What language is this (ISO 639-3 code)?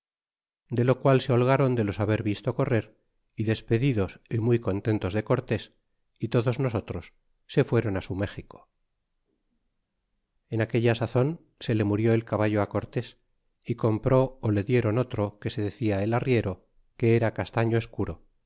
spa